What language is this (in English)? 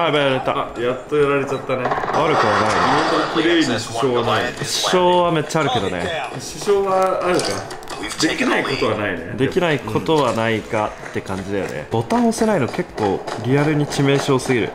Japanese